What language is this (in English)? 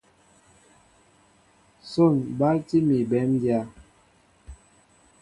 Mbo (Cameroon)